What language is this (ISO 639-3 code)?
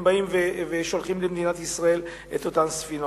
heb